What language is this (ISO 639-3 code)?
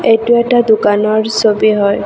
asm